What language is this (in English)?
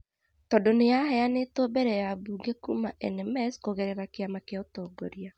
Kikuyu